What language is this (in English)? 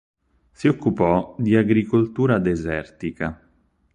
Italian